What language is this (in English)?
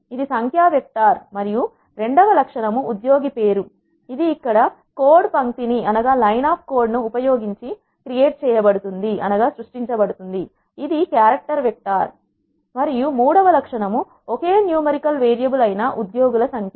Telugu